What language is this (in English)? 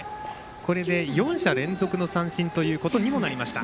Japanese